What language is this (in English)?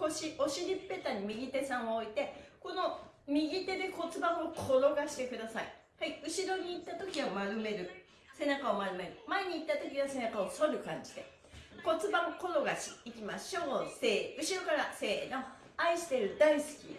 Japanese